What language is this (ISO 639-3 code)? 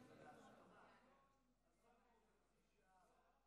heb